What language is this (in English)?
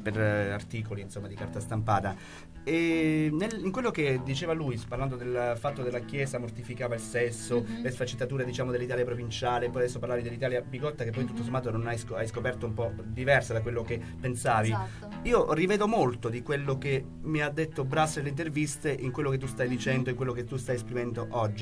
Italian